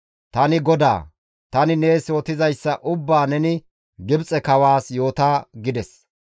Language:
Gamo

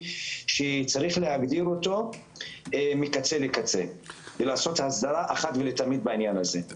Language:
Hebrew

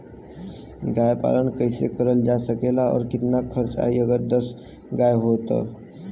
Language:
Bhojpuri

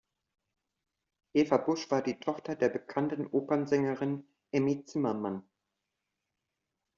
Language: German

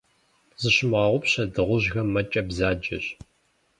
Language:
Kabardian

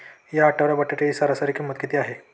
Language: Marathi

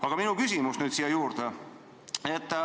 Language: Estonian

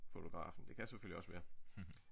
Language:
Danish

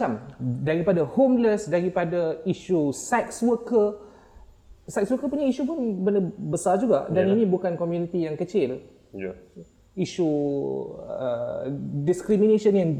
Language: Malay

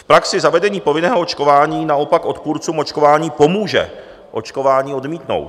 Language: Czech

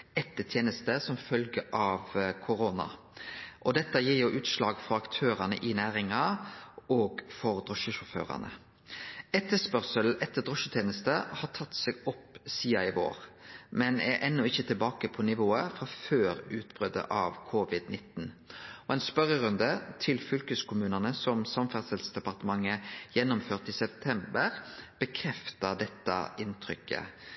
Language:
Norwegian Nynorsk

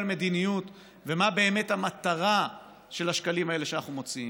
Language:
Hebrew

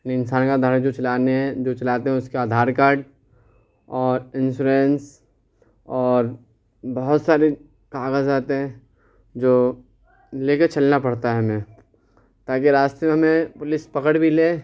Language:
Urdu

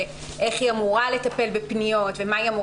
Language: Hebrew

